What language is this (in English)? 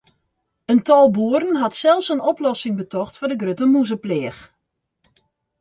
Western Frisian